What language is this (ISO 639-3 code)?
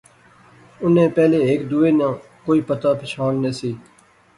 phr